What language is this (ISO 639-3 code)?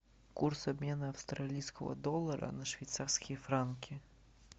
rus